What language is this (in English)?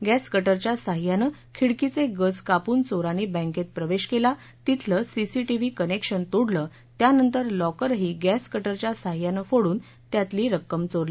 Marathi